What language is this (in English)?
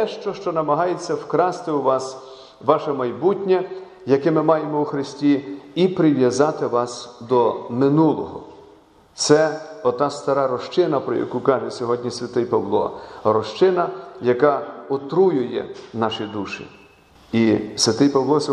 Ukrainian